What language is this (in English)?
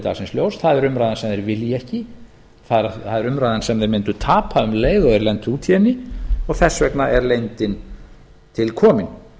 Icelandic